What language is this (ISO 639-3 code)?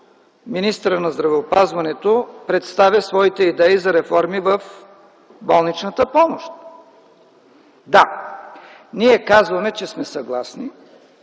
bul